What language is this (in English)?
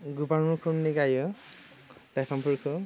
Bodo